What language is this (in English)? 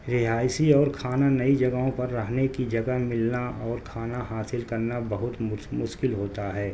Urdu